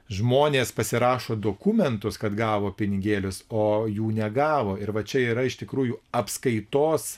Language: Lithuanian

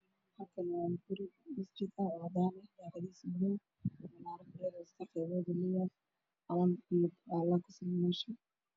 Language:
Somali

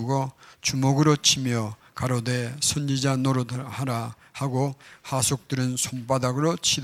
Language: Korean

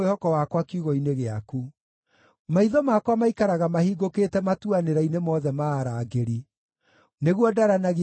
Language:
Kikuyu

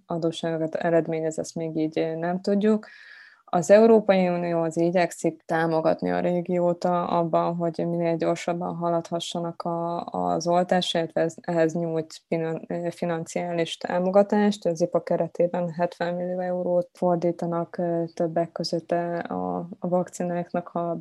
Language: Hungarian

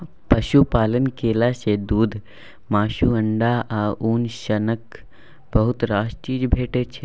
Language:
Maithili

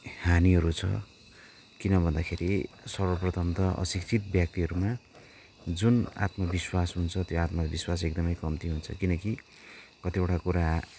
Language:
Nepali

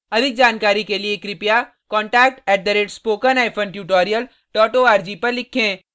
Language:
Hindi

